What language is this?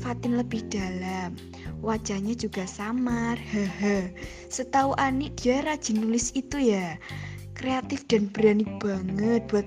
Indonesian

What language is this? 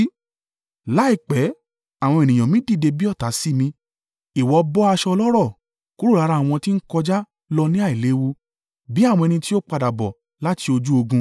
Yoruba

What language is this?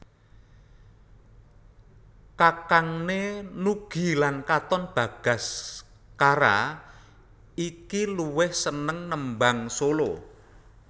Javanese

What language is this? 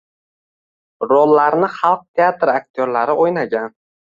Uzbek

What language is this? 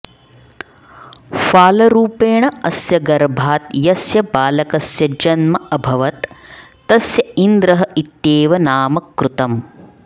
Sanskrit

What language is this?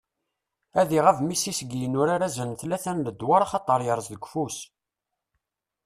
Kabyle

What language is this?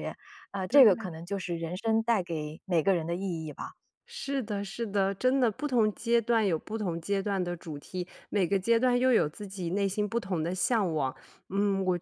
Chinese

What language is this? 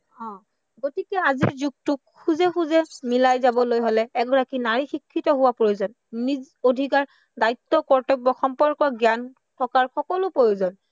Assamese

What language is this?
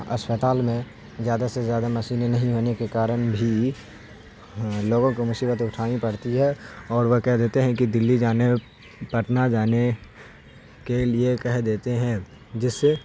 Urdu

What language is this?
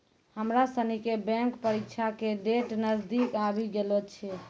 Maithili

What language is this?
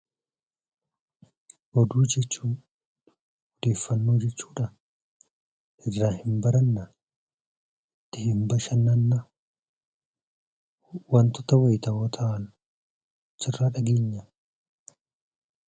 Oromo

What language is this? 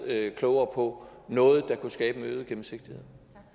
Danish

